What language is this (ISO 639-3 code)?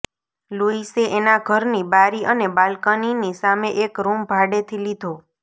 guj